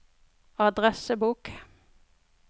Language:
Norwegian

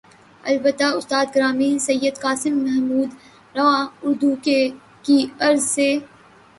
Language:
Urdu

